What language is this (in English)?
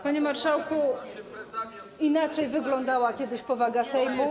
Polish